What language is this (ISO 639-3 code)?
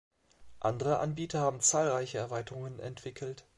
deu